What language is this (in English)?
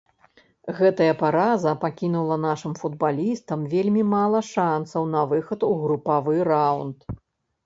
Belarusian